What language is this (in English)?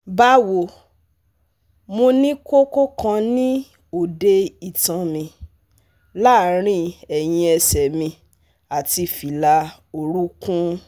Yoruba